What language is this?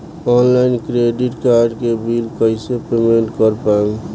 Bhojpuri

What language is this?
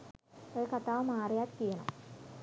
Sinhala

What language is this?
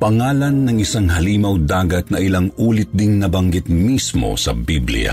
Filipino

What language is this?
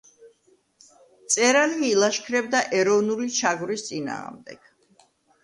Georgian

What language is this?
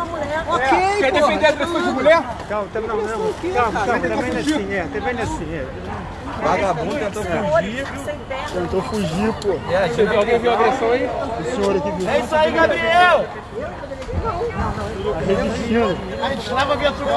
Portuguese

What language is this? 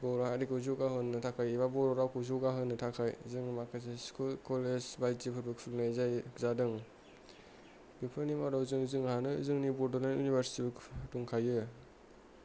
Bodo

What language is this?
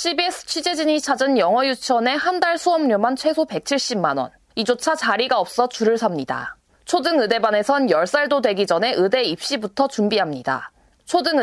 Korean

